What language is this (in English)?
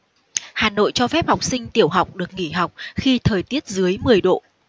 Vietnamese